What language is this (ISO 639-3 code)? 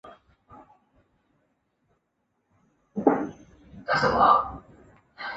zho